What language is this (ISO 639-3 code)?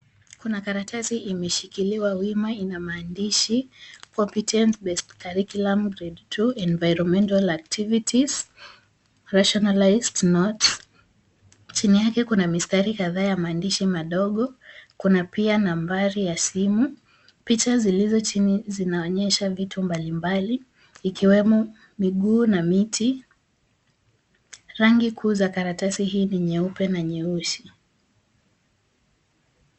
swa